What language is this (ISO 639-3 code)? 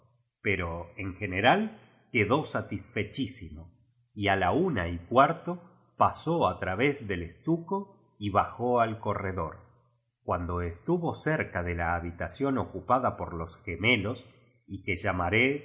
spa